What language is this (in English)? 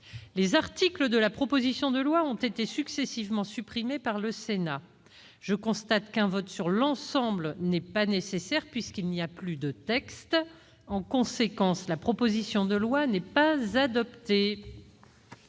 French